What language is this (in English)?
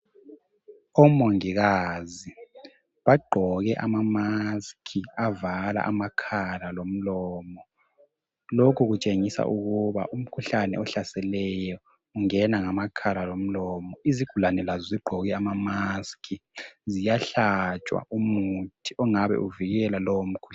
North Ndebele